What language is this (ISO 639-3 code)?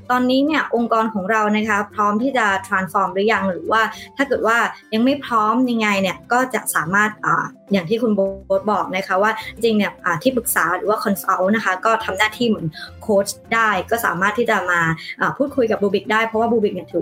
tha